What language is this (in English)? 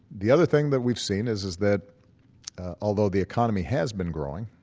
English